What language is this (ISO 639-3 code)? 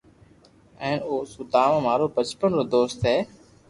lrk